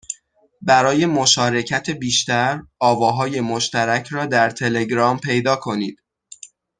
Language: Persian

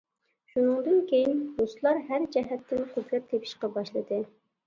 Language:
Uyghur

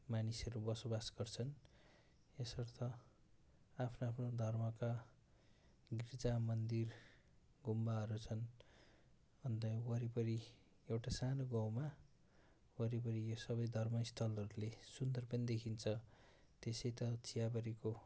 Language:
Nepali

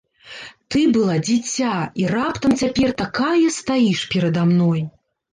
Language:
Belarusian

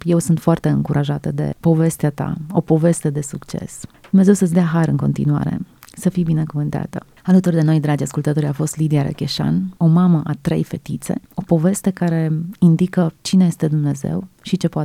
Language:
Romanian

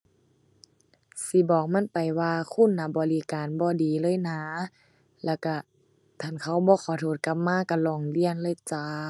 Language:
Thai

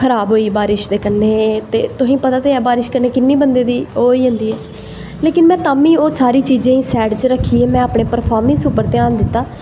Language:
Dogri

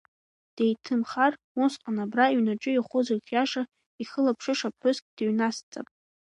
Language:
Abkhazian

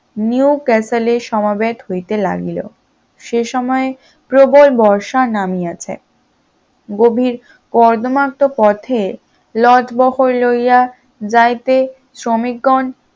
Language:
Bangla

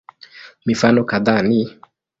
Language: Swahili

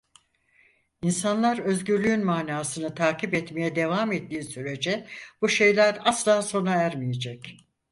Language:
Turkish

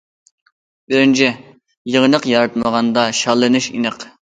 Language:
Uyghur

